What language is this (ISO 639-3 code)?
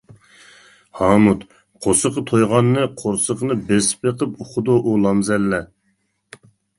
uig